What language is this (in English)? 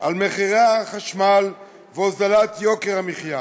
Hebrew